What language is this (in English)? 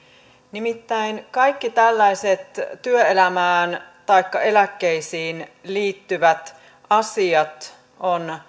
Finnish